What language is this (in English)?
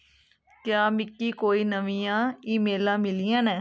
Dogri